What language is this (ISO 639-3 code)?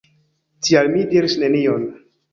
epo